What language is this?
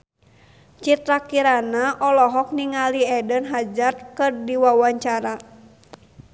Sundanese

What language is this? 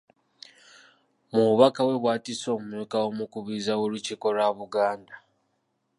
Ganda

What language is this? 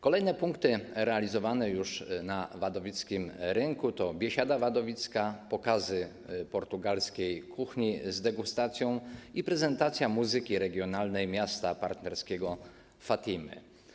Polish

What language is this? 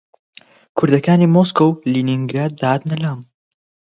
Central Kurdish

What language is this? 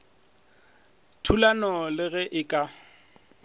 Northern Sotho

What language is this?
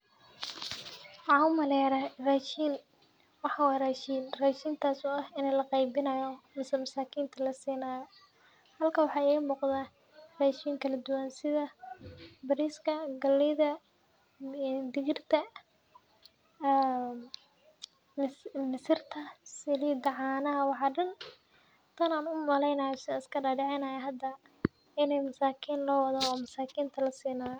Somali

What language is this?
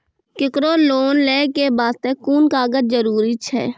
Maithili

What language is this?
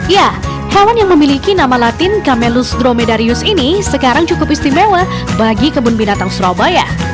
Indonesian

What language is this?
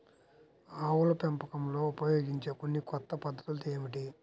Telugu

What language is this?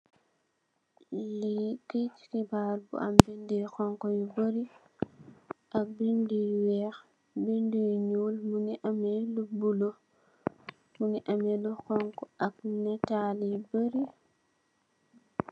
Wolof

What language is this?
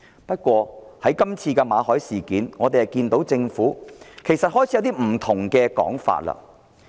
Cantonese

